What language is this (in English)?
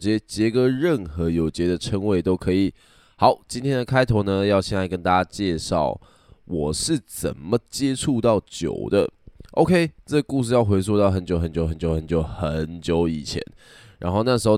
Chinese